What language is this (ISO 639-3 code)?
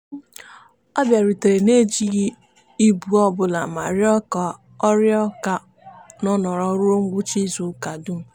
ibo